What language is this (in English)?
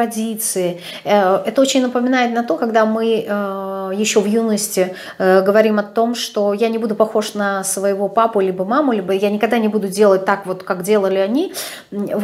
Russian